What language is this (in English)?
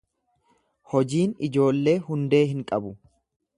Oromo